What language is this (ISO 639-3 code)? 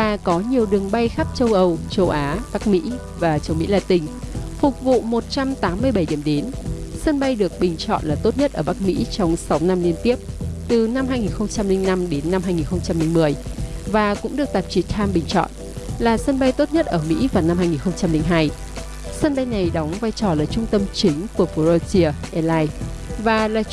vie